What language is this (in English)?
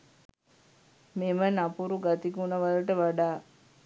Sinhala